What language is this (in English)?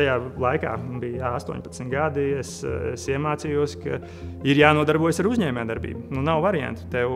Latvian